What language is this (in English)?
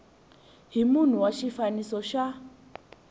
Tsonga